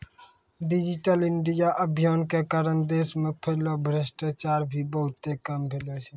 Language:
Maithili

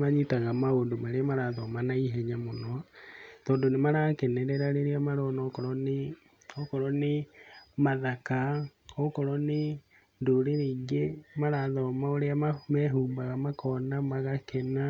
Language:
Kikuyu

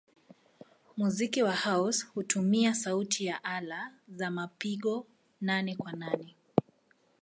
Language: Swahili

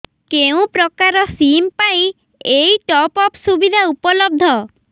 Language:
Odia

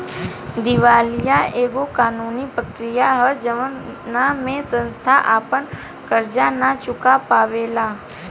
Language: Bhojpuri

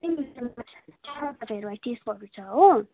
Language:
Nepali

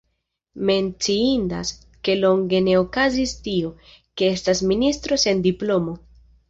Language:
Esperanto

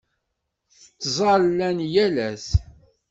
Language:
Kabyle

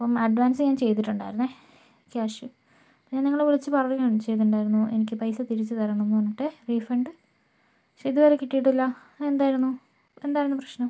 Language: Malayalam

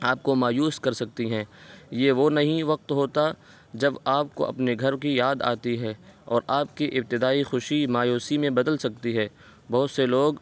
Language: Urdu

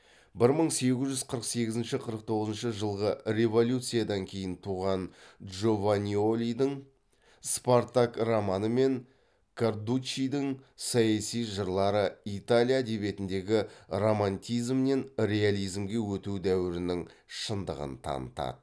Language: Kazakh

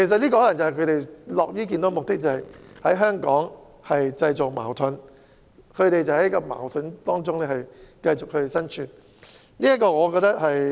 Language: Cantonese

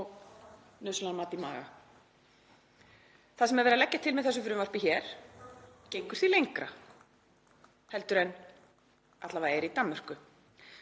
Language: Icelandic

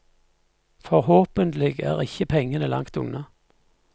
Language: Norwegian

